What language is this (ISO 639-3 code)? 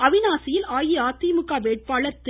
tam